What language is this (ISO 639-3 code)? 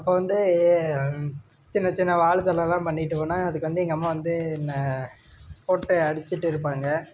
tam